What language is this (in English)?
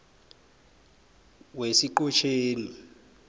South Ndebele